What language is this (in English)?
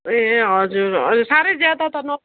Nepali